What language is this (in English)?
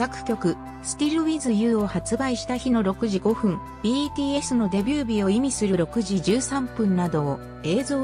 Japanese